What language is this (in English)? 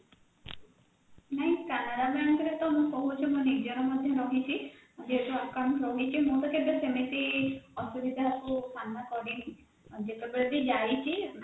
Odia